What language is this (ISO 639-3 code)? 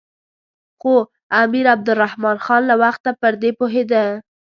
pus